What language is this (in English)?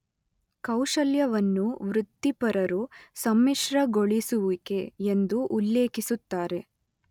Kannada